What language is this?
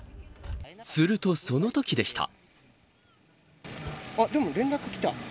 Japanese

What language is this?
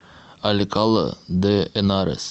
Russian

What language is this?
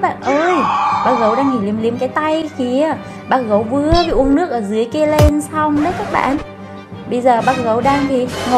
Vietnamese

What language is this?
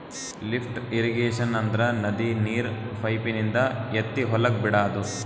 Kannada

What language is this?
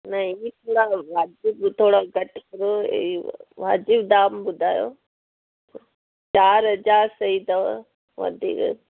Sindhi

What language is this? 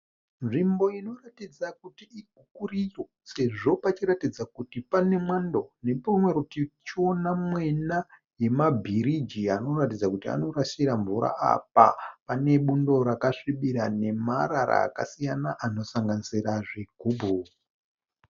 Shona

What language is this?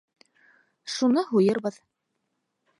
Bashkir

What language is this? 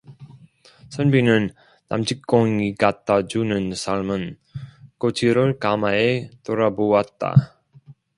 Korean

